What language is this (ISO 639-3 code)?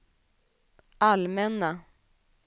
swe